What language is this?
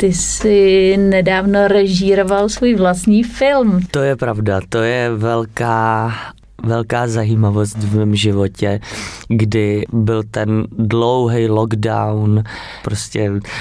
Czech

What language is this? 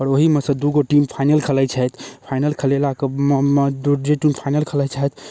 Maithili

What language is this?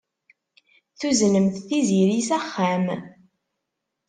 Kabyle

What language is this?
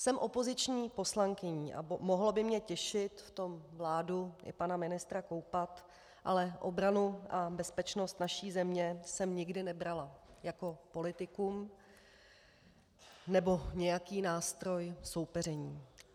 Czech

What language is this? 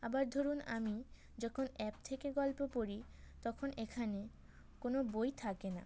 Bangla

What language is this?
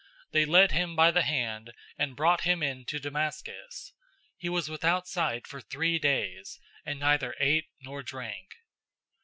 English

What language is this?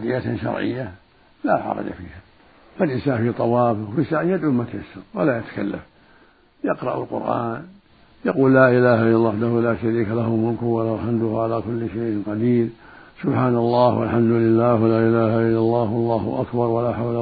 Arabic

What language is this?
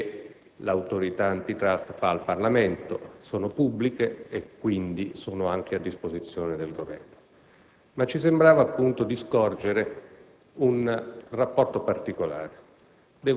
Italian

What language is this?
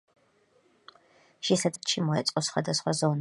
Georgian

